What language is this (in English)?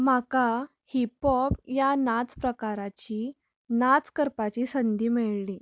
Konkani